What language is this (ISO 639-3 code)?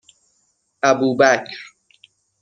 fas